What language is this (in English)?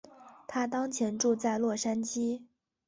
Chinese